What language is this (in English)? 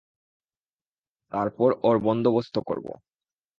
Bangla